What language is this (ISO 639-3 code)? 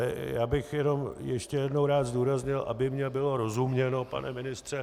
ces